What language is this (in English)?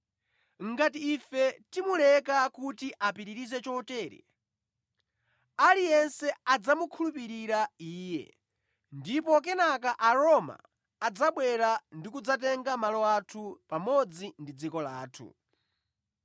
Nyanja